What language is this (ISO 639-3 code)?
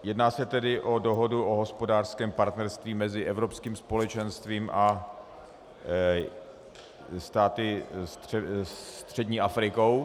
ces